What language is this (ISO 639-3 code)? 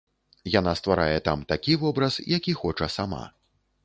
bel